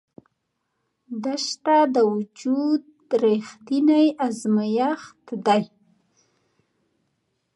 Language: Pashto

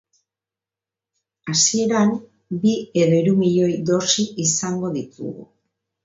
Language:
Basque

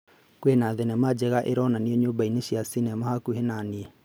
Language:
Kikuyu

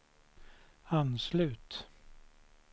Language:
Swedish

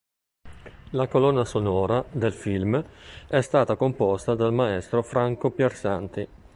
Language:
Italian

